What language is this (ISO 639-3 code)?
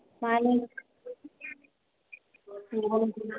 brx